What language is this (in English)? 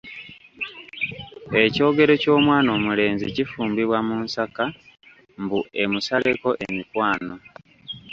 Ganda